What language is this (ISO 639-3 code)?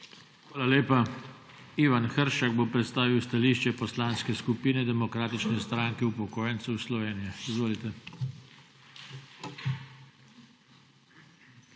slv